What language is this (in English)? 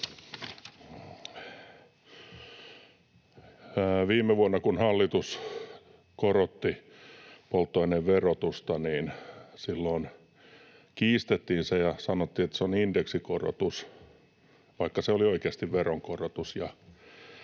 Finnish